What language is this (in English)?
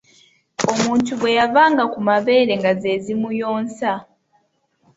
Ganda